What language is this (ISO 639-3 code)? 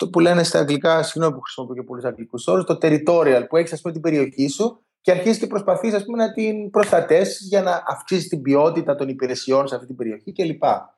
ell